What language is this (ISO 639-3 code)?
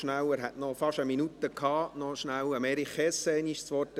gsw